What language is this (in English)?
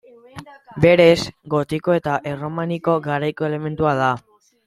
Basque